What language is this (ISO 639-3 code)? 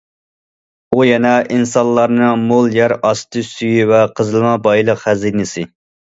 uig